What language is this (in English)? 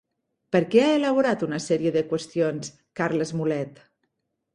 Catalan